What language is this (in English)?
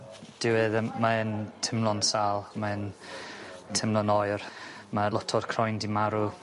Welsh